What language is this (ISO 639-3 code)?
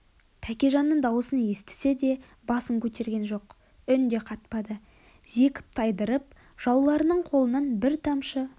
kaz